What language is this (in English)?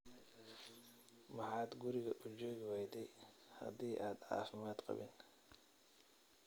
Somali